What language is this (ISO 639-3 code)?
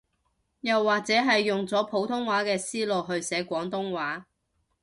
yue